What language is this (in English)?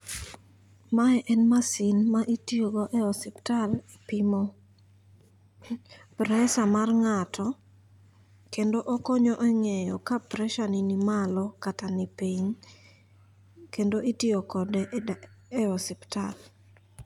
Luo (Kenya and Tanzania)